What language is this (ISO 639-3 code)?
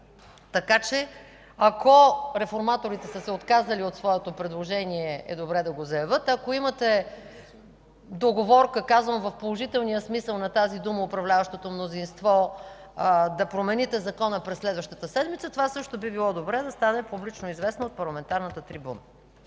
bul